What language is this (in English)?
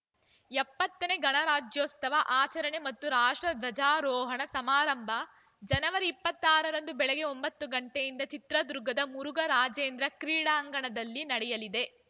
Kannada